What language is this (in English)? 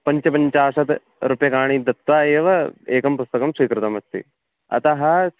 Sanskrit